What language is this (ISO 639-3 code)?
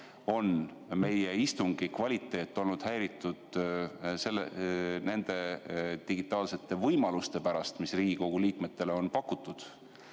est